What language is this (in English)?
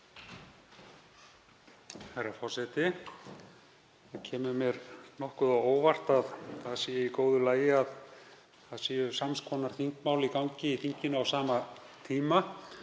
Icelandic